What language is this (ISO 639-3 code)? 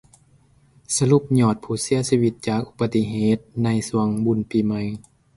lao